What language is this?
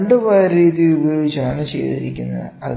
Malayalam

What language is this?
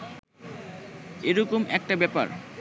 Bangla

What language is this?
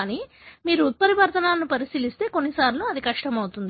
Telugu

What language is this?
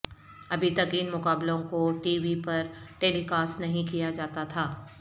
Urdu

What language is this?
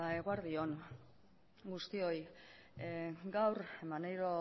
Basque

